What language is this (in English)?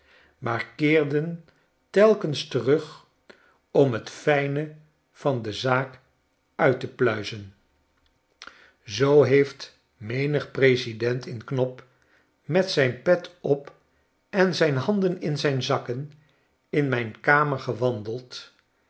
Dutch